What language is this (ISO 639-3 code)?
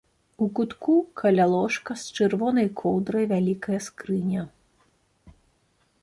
bel